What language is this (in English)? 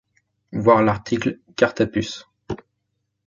French